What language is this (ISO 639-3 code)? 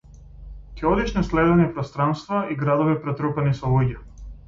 mkd